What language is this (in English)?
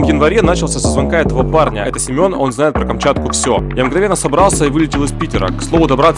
Russian